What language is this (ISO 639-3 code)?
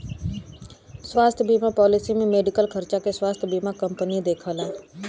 bho